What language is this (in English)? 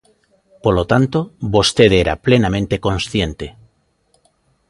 Galician